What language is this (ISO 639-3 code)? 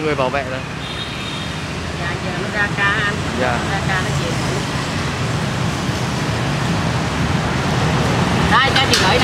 vie